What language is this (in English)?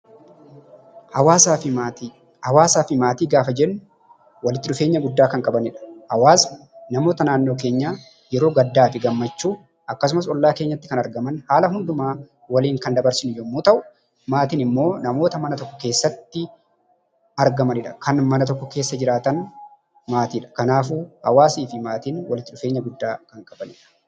Oromo